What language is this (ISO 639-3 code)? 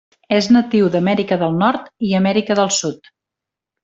cat